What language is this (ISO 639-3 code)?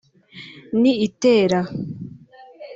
kin